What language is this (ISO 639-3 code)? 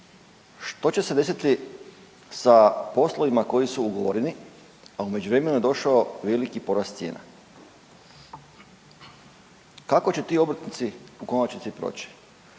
hrv